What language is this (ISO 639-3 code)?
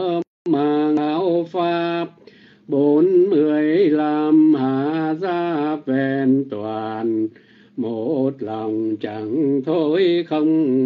vie